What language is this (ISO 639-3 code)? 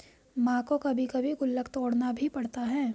hin